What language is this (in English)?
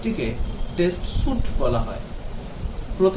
Bangla